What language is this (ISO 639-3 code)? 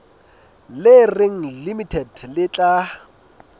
sot